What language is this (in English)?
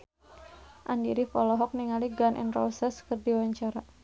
Sundanese